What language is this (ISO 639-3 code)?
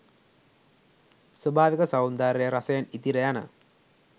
sin